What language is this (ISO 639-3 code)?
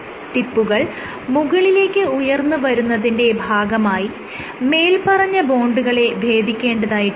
mal